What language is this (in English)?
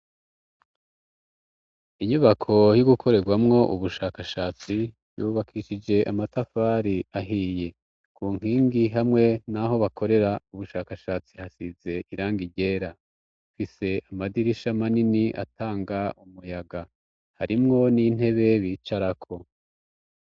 Rundi